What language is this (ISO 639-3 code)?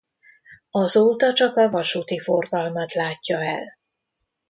hun